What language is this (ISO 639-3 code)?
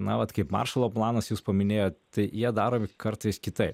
lit